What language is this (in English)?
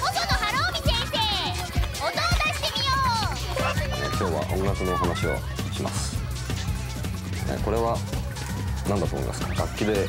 Japanese